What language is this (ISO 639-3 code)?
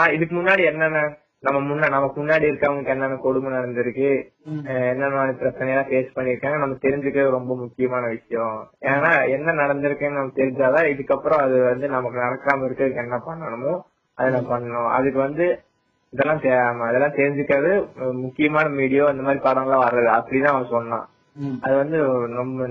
tam